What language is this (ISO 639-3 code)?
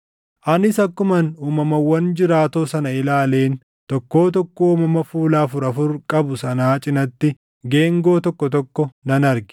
orm